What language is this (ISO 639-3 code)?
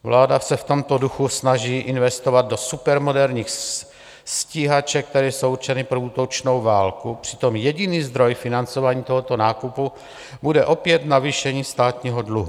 ces